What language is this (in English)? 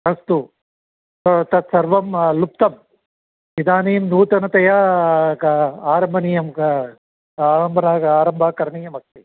Sanskrit